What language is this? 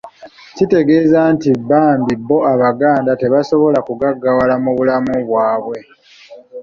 Ganda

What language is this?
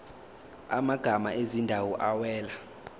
Zulu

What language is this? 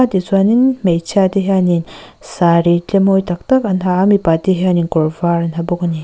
Mizo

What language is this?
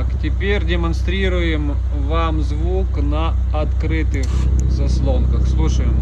Russian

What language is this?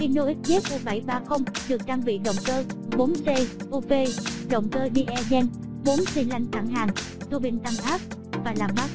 Vietnamese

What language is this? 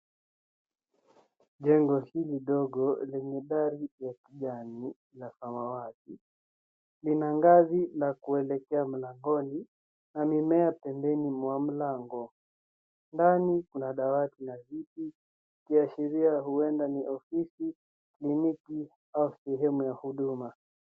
Swahili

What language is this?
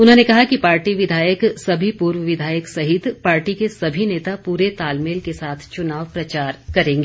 Hindi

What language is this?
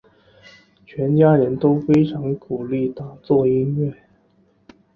Chinese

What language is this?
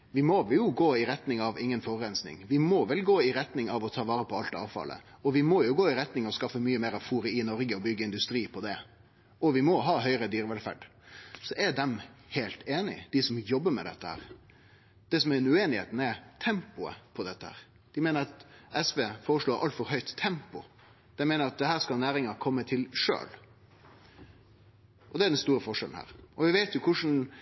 Norwegian Nynorsk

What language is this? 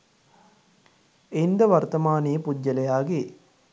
Sinhala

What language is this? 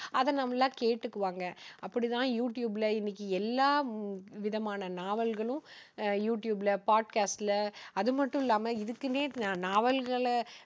Tamil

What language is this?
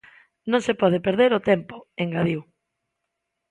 Galician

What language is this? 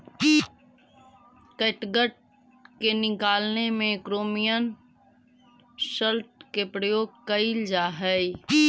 Magahi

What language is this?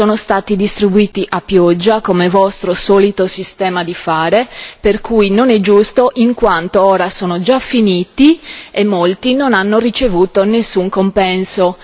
Italian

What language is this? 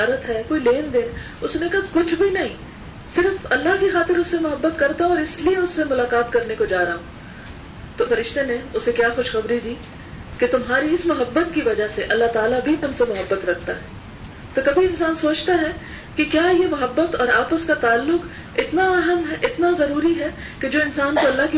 Urdu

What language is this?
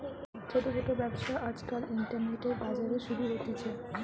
Bangla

